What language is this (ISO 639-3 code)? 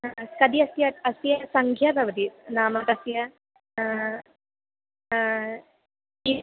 san